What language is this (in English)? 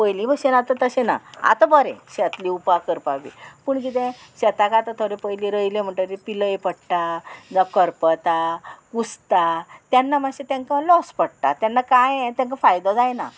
Konkani